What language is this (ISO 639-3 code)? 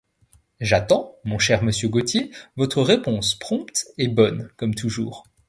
fra